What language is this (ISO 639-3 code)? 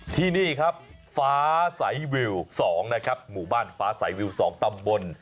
tha